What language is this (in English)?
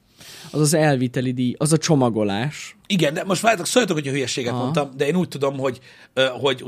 Hungarian